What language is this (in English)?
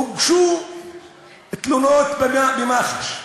Hebrew